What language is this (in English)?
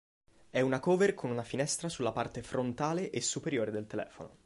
Italian